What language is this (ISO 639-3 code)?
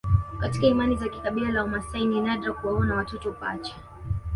swa